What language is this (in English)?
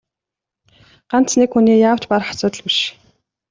Mongolian